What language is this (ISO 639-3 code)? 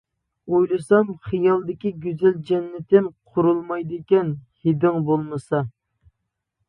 uig